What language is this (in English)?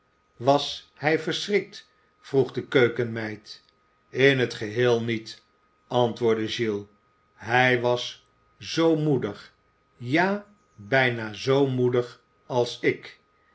Dutch